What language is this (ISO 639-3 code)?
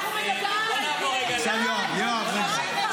heb